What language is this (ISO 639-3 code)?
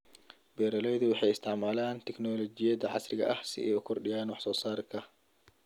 som